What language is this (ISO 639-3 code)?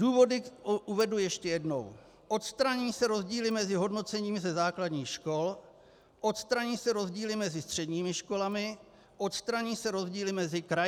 ces